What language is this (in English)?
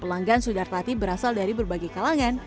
Indonesian